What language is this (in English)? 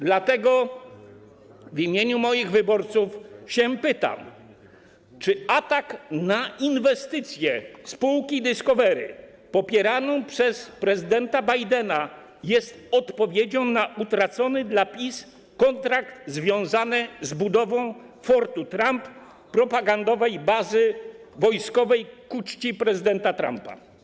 Polish